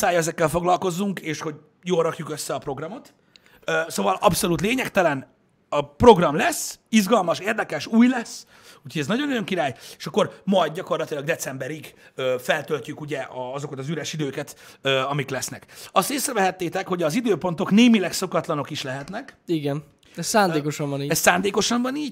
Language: Hungarian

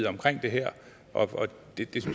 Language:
Danish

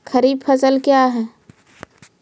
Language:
Maithili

